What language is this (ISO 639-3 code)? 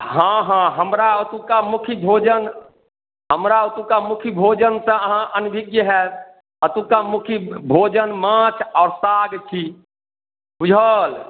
mai